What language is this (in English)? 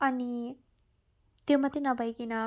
Nepali